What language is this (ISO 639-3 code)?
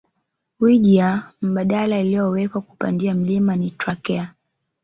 swa